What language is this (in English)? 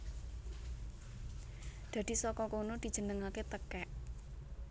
Javanese